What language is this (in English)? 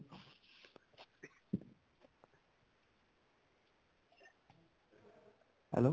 Punjabi